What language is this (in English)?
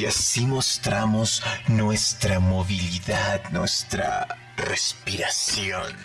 Spanish